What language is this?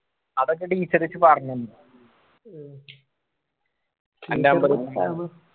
Malayalam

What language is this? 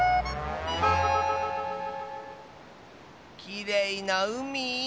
Japanese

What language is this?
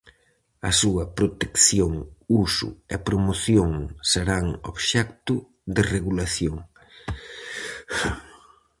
Galician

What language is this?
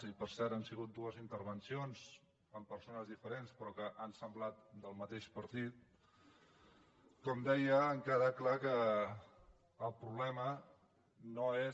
Catalan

